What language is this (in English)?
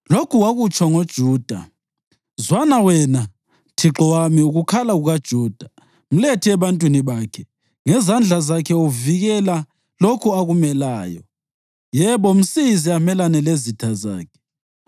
North Ndebele